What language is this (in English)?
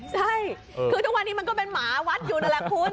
Thai